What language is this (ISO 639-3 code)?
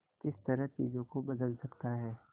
hin